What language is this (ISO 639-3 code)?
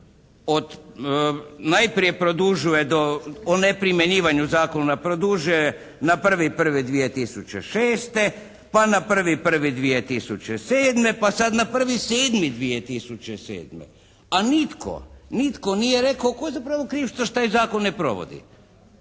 hrv